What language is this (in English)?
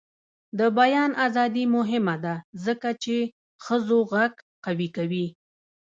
Pashto